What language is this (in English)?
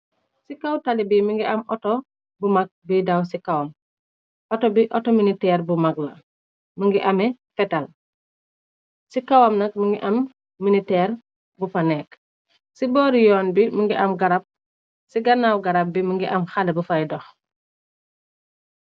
Wolof